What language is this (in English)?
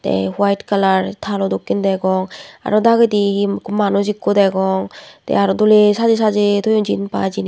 Chakma